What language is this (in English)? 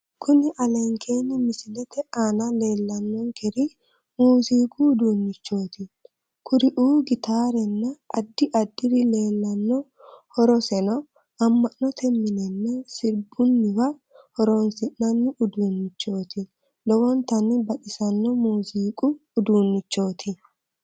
Sidamo